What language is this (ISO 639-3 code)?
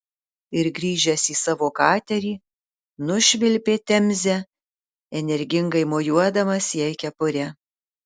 lit